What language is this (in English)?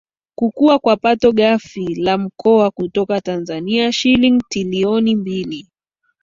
Swahili